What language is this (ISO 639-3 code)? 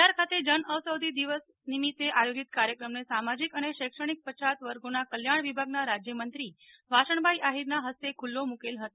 guj